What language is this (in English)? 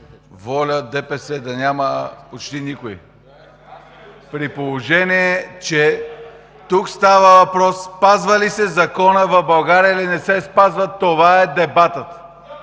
Bulgarian